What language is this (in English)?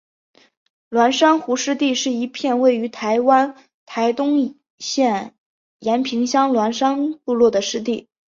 Chinese